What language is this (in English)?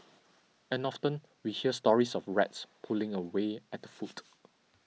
English